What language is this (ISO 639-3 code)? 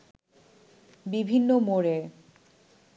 ben